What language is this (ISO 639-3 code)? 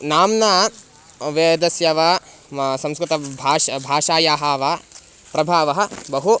san